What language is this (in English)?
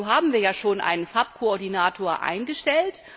German